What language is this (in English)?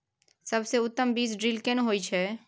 Maithili